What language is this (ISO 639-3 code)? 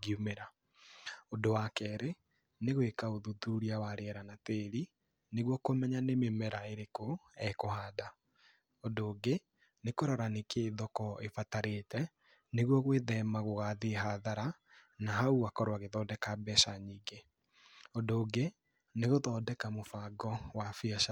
kik